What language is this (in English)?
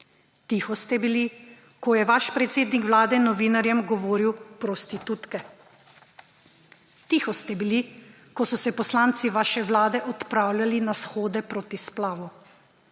Slovenian